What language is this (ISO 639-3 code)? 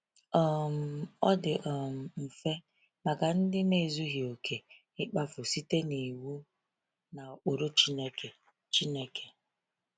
ibo